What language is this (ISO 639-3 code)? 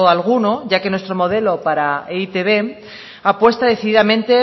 spa